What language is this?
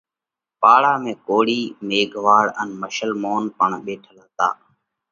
Parkari Koli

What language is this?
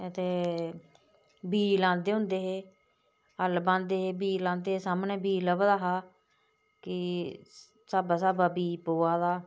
Dogri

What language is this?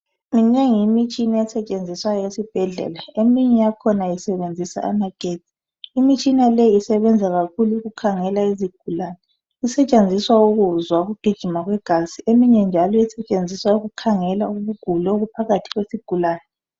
North Ndebele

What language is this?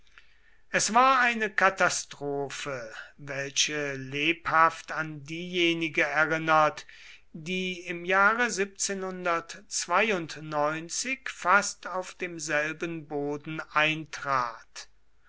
German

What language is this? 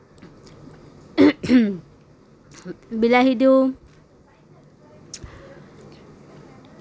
Assamese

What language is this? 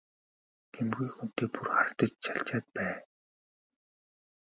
Mongolian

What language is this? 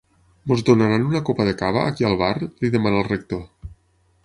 Catalan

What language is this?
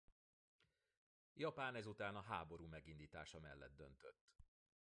Hungarian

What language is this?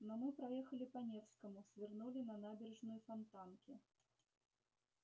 Russian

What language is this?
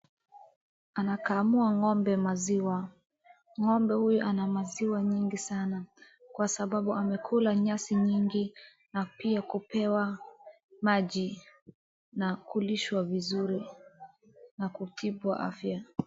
Swahili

